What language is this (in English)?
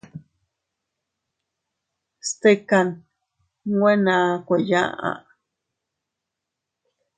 Teutila Cuicatec